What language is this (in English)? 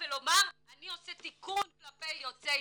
Hebrew